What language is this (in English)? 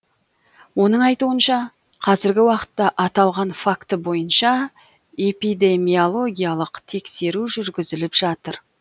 Kazakh